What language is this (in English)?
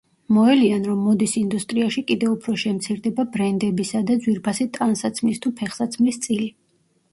Georgian